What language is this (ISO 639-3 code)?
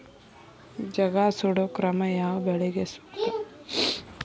kan